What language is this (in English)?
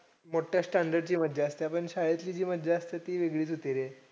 Marathi